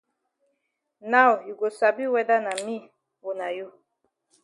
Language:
Cameroon Pidgin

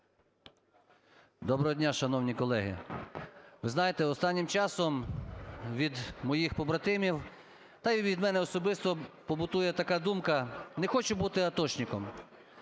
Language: Ukrainian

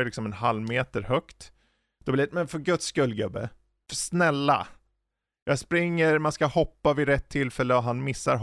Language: Swedish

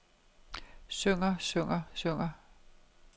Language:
Danish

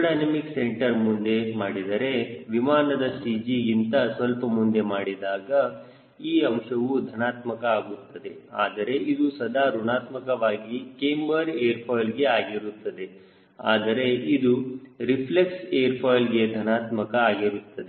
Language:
Kannada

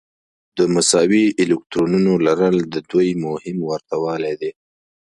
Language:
Pashto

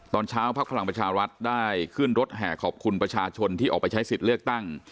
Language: Thai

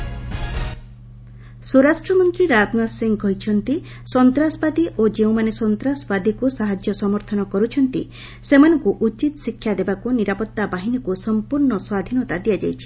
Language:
Odia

